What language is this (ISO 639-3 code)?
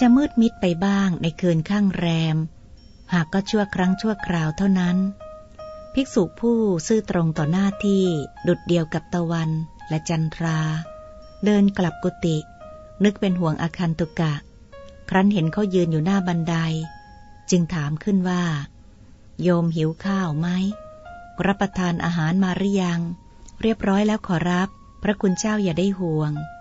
tha